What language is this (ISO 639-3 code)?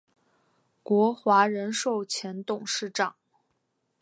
zho